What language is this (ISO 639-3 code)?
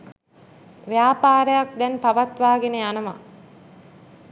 sin